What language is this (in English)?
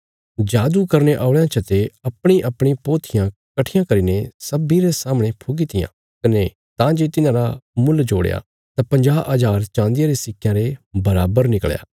Bilaspuri